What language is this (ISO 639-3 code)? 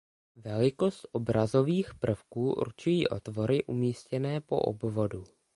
ces